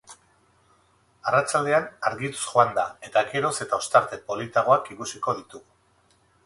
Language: Basque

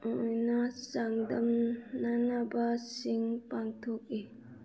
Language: Manipuri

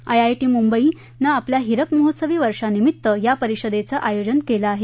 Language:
Marathi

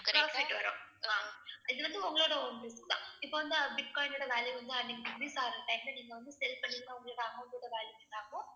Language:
Tamil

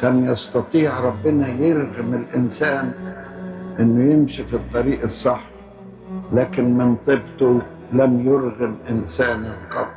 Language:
Arabic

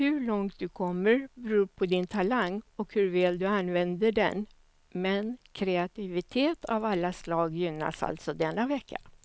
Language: Swedish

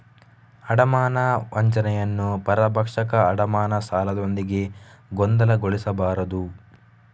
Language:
Kannada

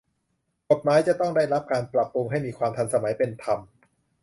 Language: Thai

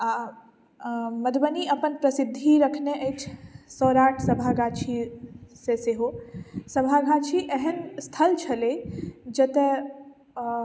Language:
Maithili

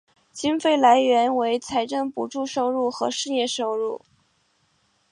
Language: Chinese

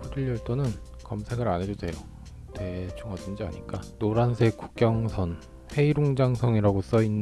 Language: Korean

